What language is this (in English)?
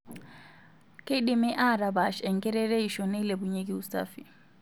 Masai